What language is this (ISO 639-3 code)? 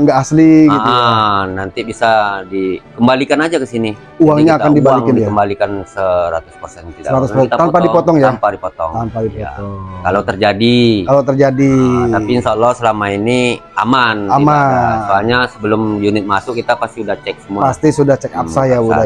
ind